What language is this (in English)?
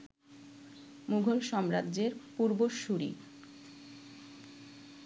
Bangla